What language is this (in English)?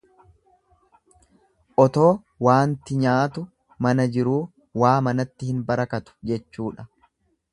Oromo